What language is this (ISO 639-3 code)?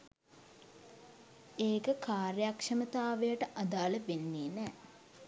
sin